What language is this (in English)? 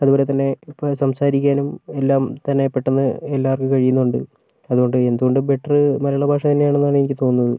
Malayalam